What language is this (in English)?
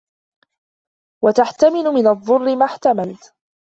Arabic